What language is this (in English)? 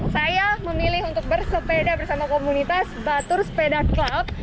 Indonesian